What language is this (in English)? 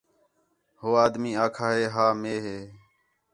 Khetrani